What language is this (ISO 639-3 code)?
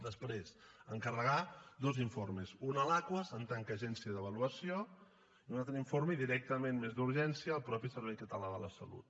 cat